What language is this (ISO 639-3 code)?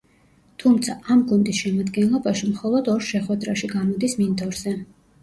kat